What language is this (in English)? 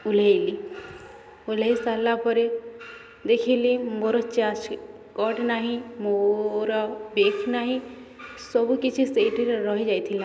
Odia